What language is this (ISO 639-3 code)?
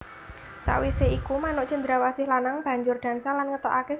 jav